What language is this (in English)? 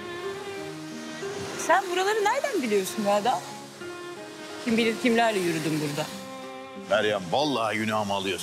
Turkish